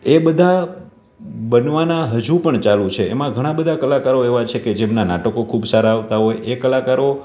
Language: Gujarati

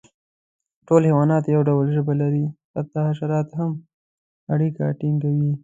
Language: Pashto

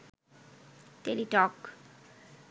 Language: Bangla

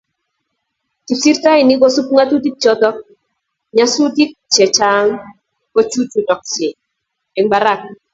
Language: Kalenjin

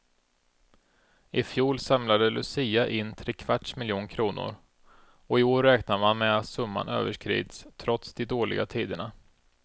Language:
Swedish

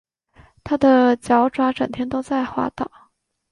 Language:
Chinese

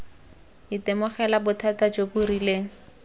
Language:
Tswana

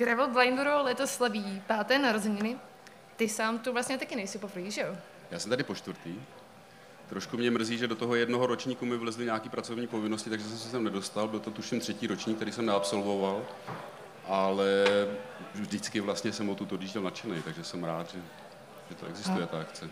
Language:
Czech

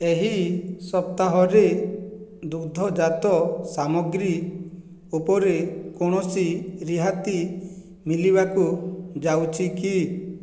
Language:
Odia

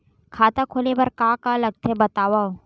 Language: Chhattisgarhi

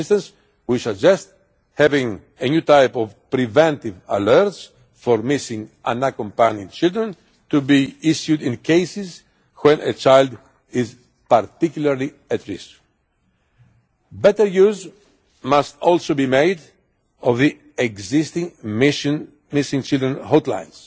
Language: English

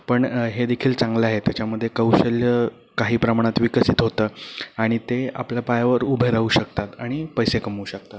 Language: Marathi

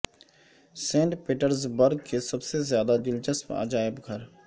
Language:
Urdu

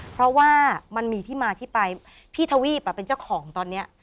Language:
Thai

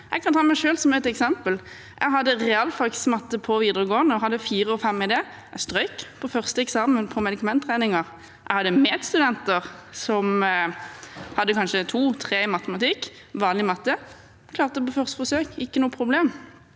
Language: Norwegian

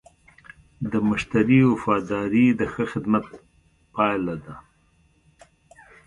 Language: Pashto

